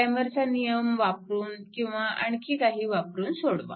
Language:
Marathi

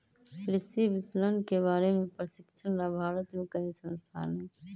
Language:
Magahi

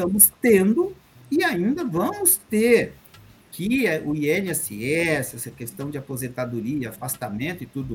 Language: Portuguese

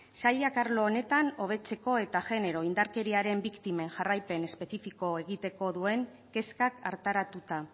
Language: Basque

